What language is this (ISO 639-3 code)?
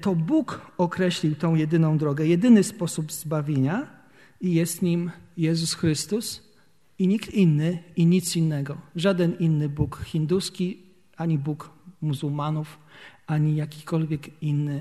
pol